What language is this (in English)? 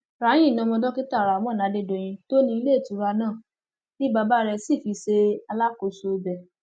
Yoruba